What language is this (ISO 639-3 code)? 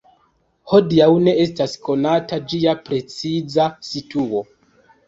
epo